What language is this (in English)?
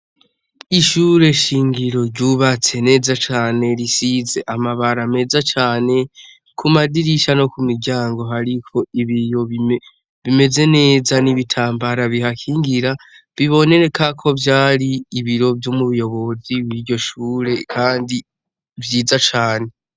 Rundi